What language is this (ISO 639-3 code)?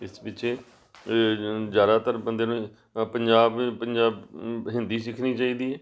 pan